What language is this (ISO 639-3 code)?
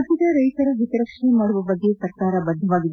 kan